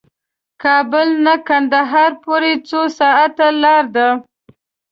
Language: Pashto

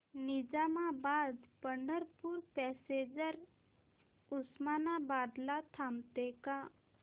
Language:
Marathi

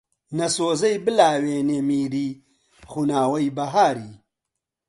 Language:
Central Kurdish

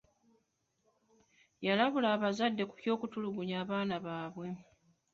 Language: Ganda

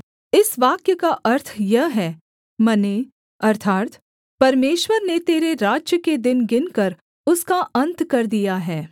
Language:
Hindi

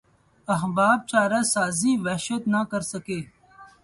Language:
Urdu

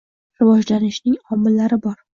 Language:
Uzbek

